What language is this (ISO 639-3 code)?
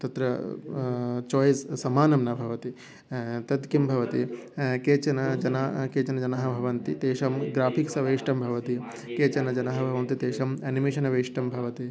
san